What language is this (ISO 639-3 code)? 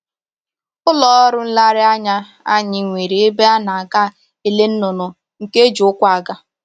ibo